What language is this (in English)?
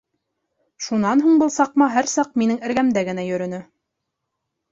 Bashkir